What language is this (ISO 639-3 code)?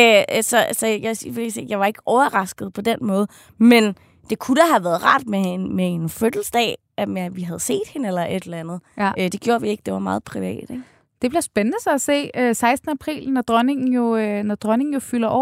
dan